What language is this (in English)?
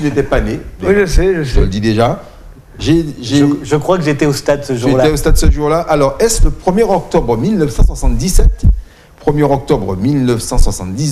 French